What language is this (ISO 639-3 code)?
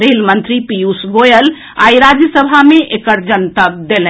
mai